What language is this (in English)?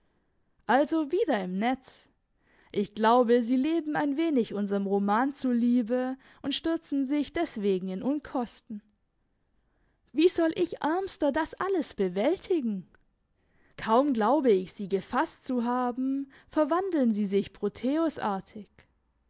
German